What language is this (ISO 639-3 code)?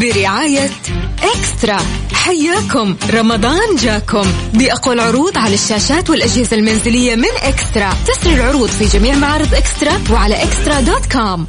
ara